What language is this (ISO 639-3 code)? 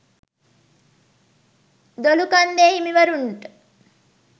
sin